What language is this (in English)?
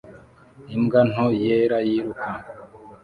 Kinyarwanda